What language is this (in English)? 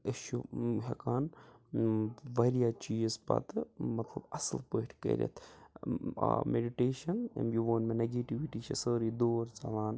Kashmiri